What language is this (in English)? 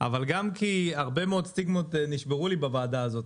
Hebrew